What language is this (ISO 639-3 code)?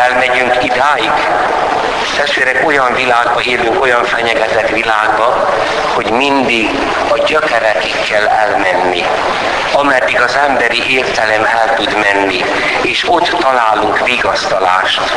hun